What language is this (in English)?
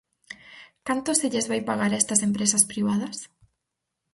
Galician